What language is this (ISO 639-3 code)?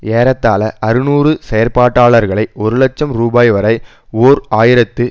tam